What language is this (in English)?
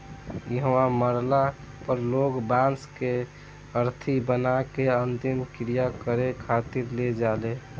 Bhojpuri